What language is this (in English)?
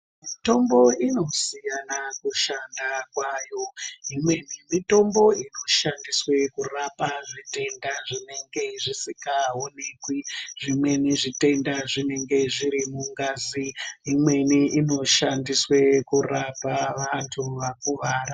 Ndau